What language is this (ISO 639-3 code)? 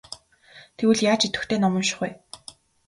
mon